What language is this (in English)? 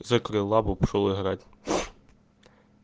Russian